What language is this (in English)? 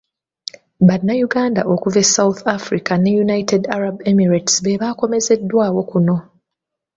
Ganda